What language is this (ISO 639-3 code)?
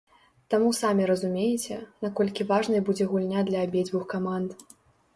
bel